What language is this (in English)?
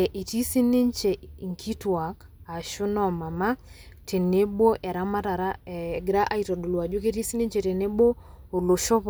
Masai